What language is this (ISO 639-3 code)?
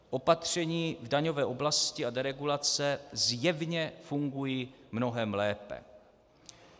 ces